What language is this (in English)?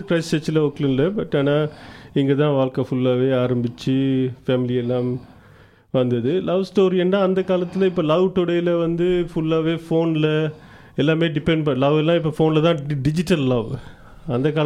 Tamil